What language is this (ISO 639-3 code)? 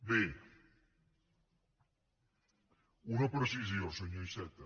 cat